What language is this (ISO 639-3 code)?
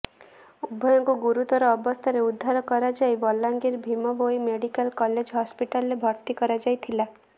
ori